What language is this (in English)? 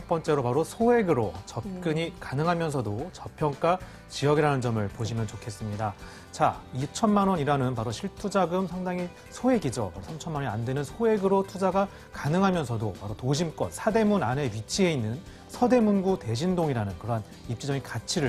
Korean